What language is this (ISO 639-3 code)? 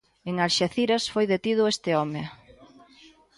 glg